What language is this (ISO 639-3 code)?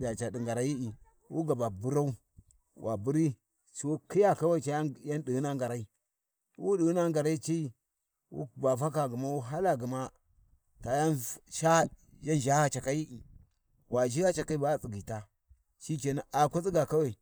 wji